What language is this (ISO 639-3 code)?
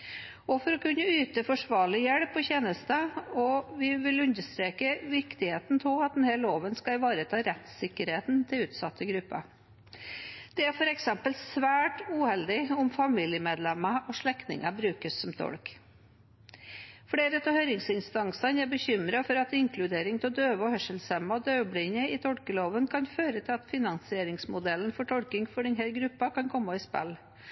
nob